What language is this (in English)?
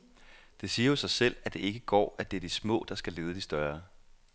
Danish